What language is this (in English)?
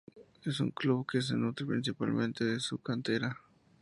Spanish